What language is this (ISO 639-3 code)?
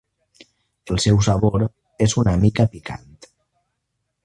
cat